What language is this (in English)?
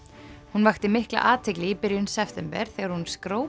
Icelandic